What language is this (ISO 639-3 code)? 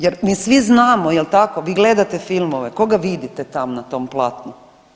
hrv